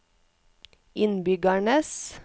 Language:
Norwegian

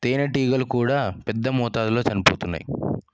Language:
Telugu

